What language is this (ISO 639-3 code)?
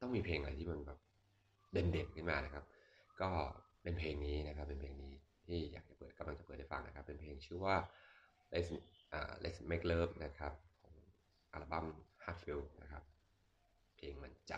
tha